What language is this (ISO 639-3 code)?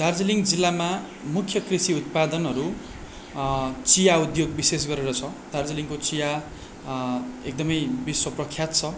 nep